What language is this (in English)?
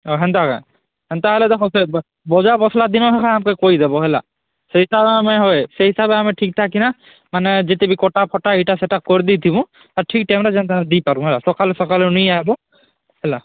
Odia